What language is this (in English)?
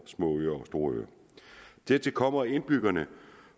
Danish